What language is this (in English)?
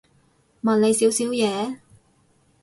Cantonese